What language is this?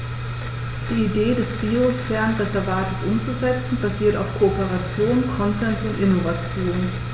German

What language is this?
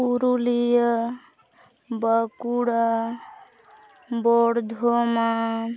Santali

